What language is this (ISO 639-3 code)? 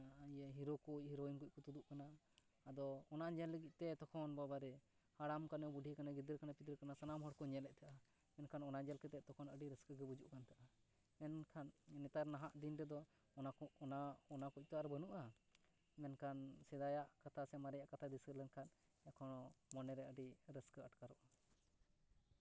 sat